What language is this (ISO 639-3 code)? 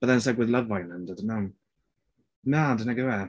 cym